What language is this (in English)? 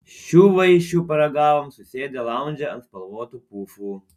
Lithuanian